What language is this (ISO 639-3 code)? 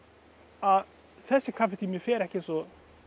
isl